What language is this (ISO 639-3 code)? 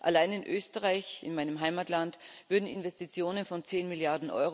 deu